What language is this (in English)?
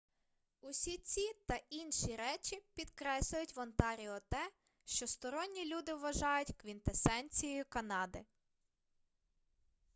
Ukrainian